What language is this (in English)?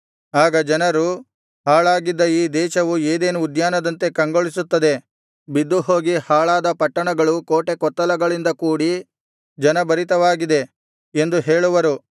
Kannada